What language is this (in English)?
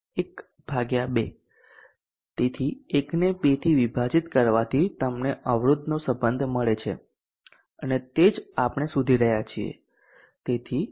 Gujarati